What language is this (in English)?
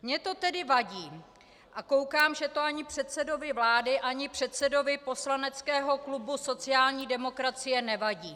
Czech